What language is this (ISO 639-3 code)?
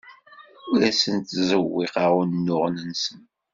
kab